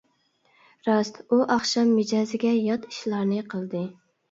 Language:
Uyghur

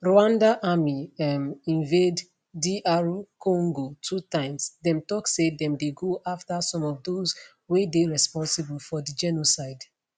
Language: Nigerian Pidgin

